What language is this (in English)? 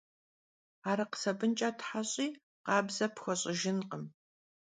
Kabardian